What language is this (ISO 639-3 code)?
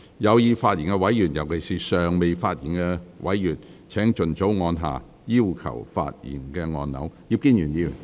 yue